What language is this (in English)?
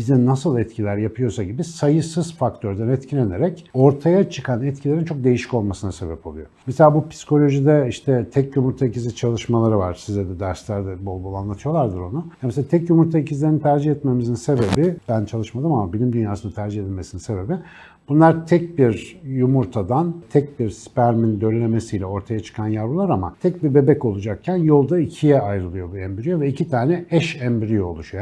Turkish